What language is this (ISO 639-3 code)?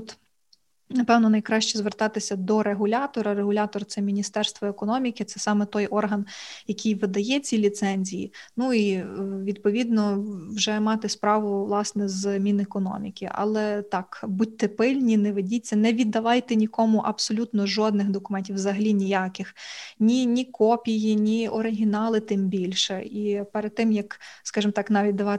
ukr